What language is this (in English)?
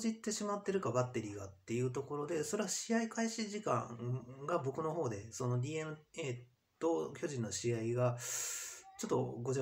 Japanese